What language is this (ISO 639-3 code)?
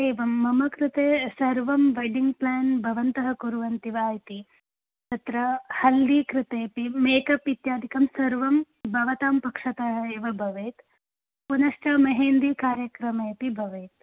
san